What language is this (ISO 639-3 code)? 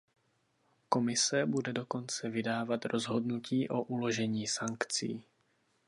ces